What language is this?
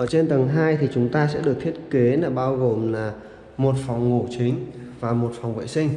Vietnamese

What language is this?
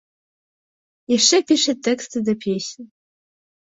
Belarusian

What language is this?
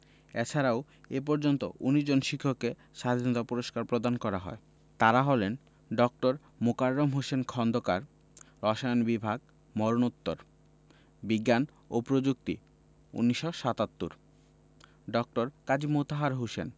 Bangla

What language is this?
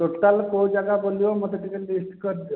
Odia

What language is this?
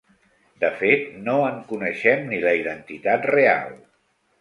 Catalan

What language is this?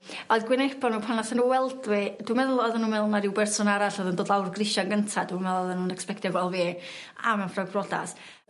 Welsh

